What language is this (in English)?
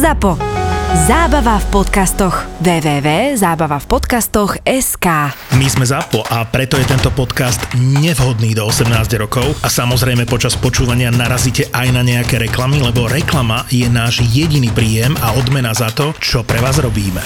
Slovak